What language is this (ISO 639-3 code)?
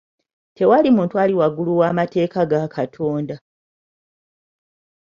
lug